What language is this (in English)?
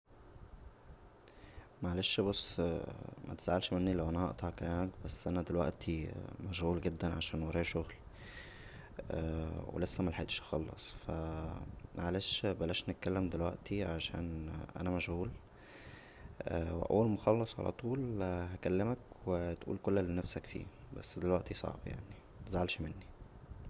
Egyptian Arabic